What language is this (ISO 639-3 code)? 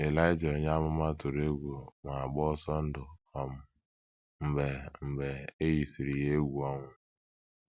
ibo